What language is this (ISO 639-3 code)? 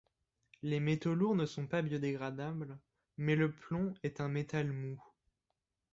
fra